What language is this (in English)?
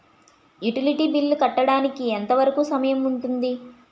Telugu